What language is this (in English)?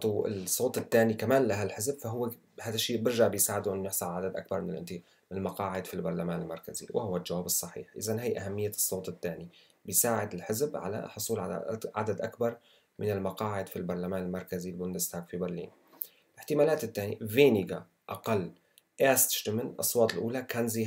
Arabic